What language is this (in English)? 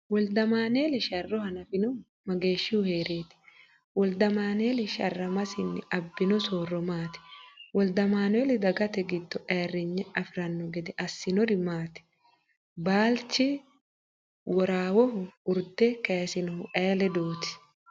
Sidamo